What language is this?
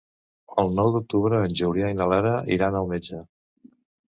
Catalan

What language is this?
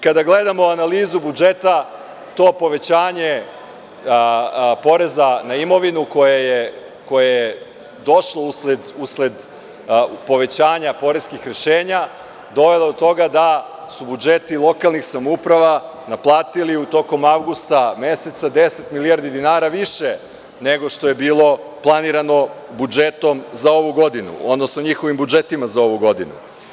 Serbian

